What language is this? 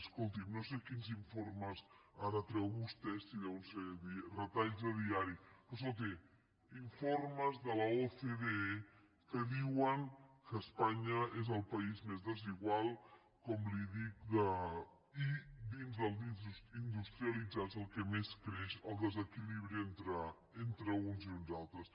Catalan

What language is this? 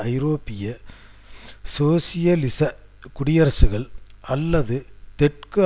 Tamil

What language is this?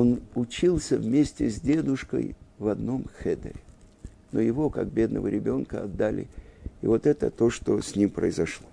Russian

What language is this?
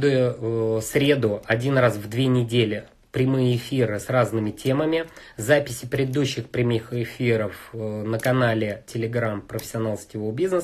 Russian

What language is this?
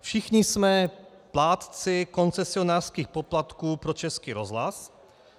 Czech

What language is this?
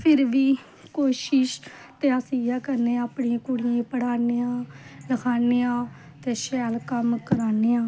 Dogri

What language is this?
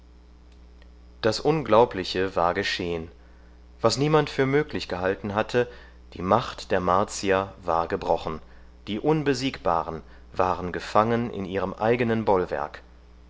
German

